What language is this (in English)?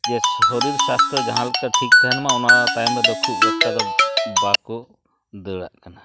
Santali